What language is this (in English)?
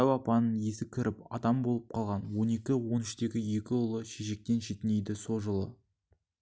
Kazakh